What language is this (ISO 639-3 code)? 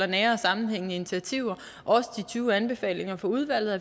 dan